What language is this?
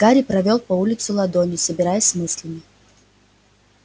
Russian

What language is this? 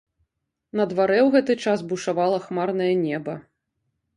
Belarusian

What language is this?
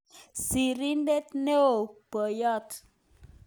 Kalenjin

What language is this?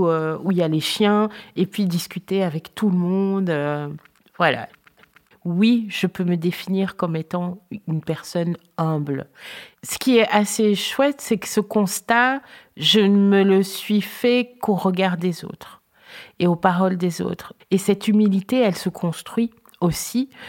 French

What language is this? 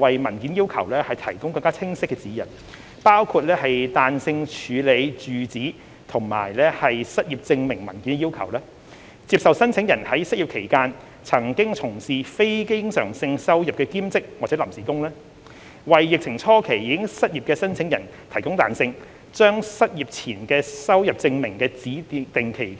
Cantonese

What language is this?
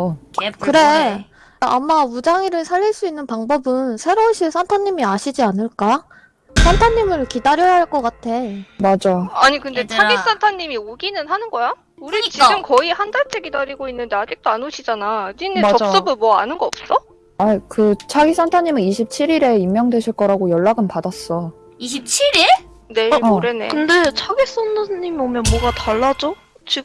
Korean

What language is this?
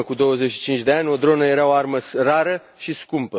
Romanian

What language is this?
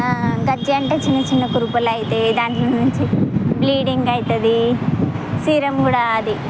Telugu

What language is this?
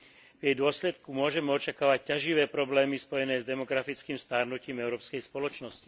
Slovak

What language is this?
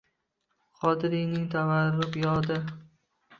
Uzbek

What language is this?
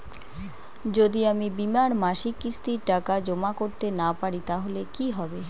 Bangla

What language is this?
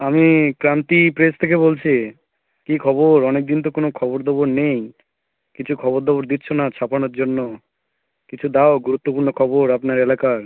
Bangla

